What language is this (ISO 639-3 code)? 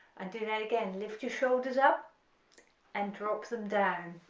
eng